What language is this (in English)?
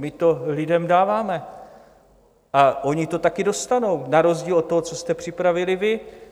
Czech